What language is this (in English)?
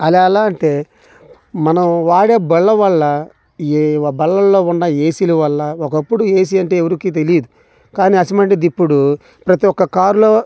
Telugu